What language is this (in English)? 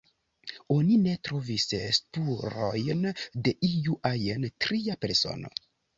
Esperanto